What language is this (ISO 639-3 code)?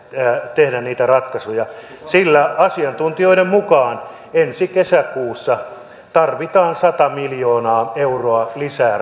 fin